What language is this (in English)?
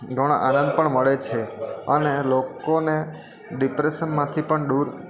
Gujarati